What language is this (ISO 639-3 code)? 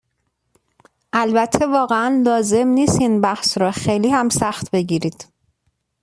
fas